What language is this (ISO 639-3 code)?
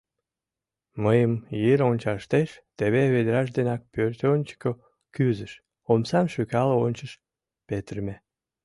chm